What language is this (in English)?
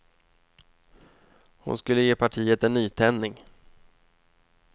Swedish